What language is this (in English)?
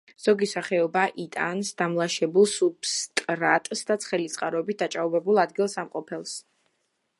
Georgian